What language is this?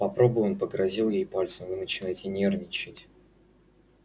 Russian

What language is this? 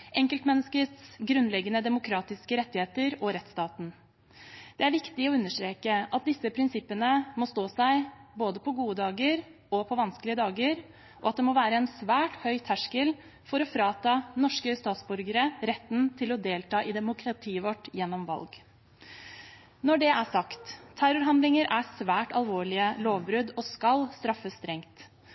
Norwegian Bokmål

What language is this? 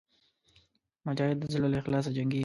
Pashto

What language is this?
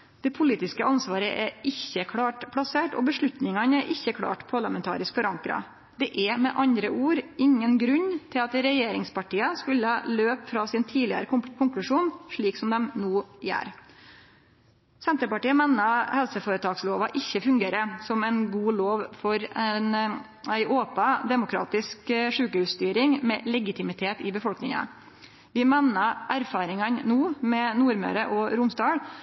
Norwegian Nynorsk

